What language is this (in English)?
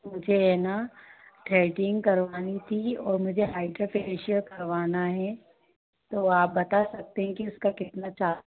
Hindi